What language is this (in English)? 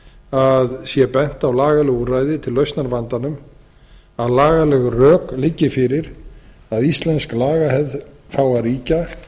Icelandic